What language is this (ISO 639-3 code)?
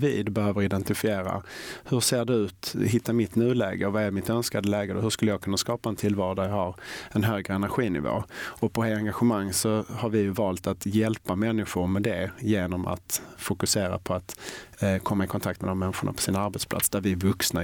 swe